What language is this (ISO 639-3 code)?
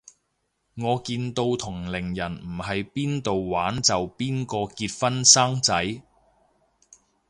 yue